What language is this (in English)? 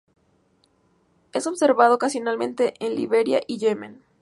Spanish